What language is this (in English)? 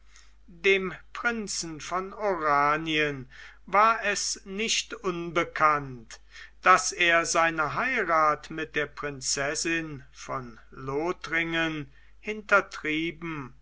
German